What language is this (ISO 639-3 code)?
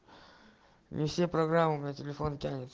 rus